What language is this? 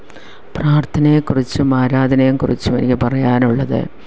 Malayalam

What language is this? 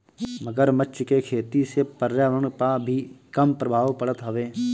Bhojpuri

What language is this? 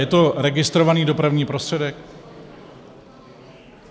Czech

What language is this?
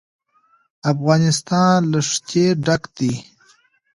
Pashto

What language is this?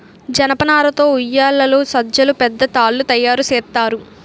Telugu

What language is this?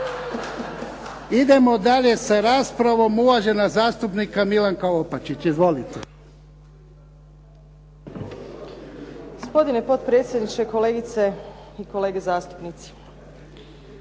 Croatian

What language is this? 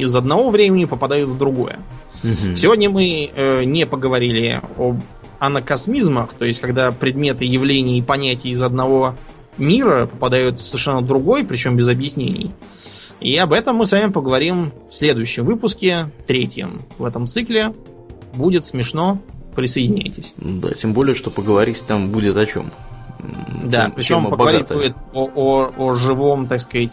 Russian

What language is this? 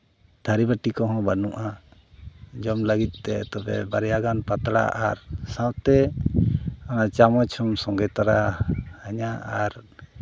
Santali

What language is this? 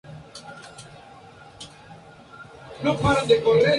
Spanish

